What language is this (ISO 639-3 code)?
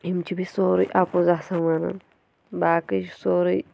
kas